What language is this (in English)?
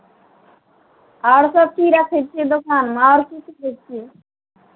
Maithili